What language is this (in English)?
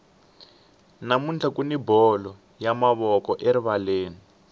Tsonga